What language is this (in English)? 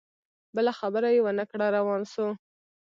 Pashto